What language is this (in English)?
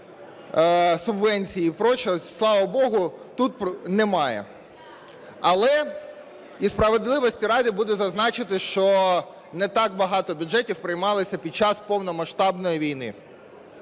Ukrainian